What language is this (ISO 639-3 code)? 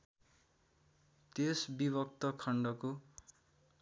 nep